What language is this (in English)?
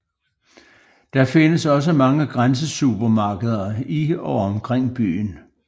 Danish